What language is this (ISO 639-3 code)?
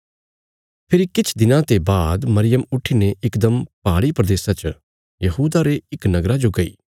kfs